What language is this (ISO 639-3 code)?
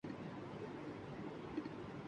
urd